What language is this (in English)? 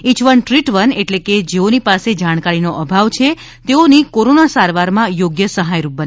Gujarati